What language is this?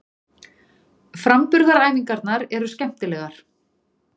Icelandic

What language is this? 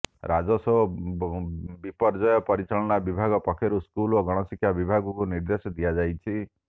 Odia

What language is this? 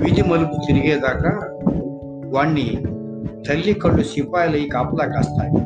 Telugu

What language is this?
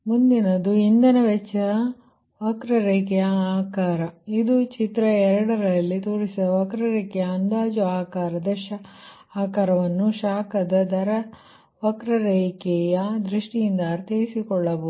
Kannada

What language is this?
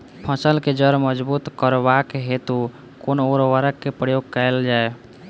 Maithili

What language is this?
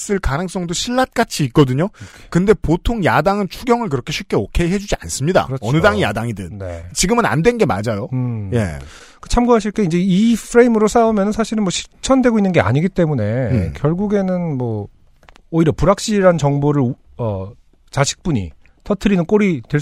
Korean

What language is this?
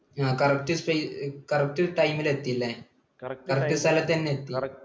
Malayalam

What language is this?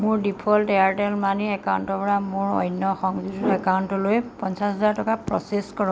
Assamese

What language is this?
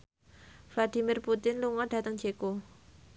Javanese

